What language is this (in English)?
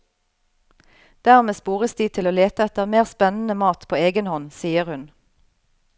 Norwegian